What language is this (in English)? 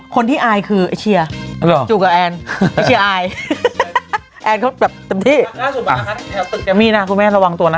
Thai